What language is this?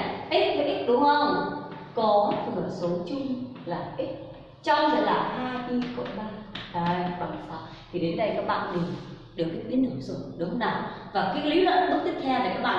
Vietnamese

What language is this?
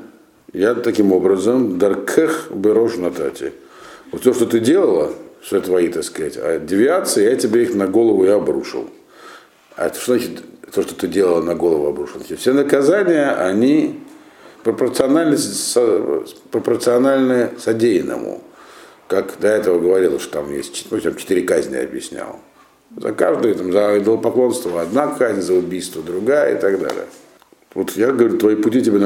Russian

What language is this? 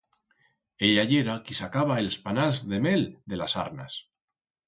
Aragonese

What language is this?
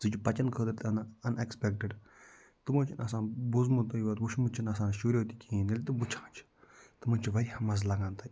Kashmiri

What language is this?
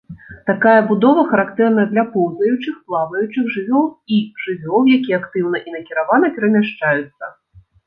Belarusian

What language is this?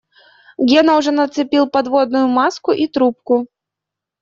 Russian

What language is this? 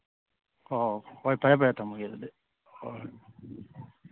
Manipuri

